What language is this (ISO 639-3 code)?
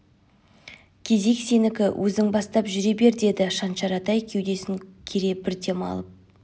kaz